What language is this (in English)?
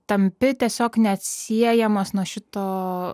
Lithuanian